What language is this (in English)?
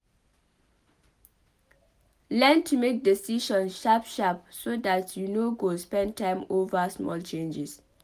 Nigerian Pidgin